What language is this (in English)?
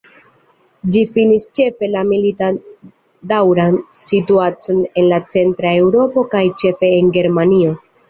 Esperanto